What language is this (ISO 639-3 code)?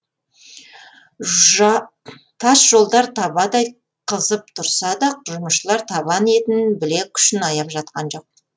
kaz